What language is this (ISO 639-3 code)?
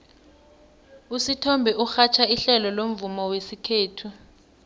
nbl